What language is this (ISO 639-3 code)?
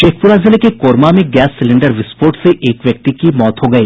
hin